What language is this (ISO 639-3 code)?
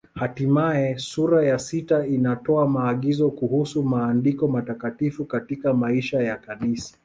swa